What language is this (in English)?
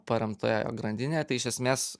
Lithuanian